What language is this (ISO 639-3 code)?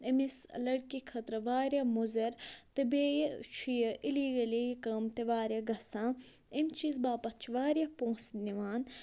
kas